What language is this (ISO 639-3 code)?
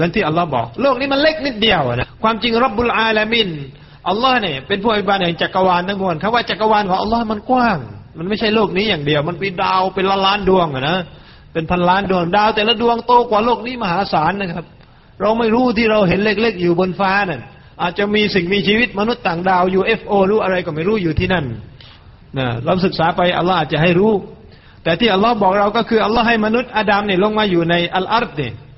tha